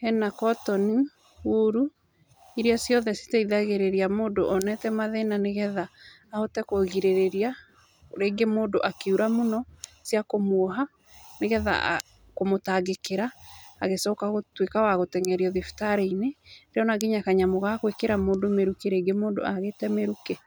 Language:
Kikuyu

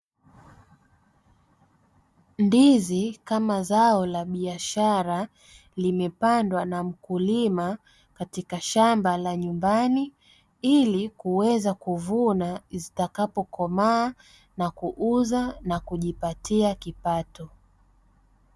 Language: Swahili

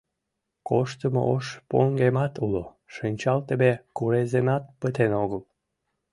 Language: Mari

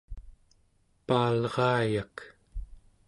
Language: Central Yupik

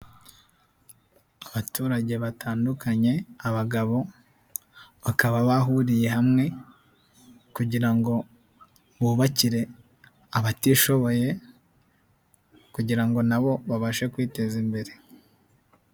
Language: Kinyarwanda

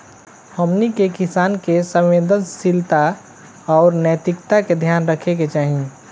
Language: Bhojpuri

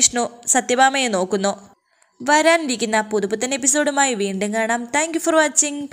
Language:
Romanian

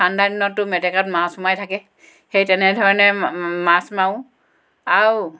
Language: Assamese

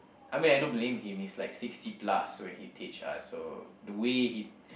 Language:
English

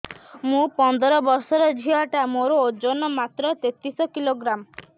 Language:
Odia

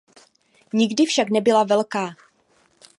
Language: Czech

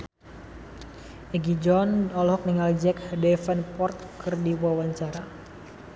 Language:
Sundanese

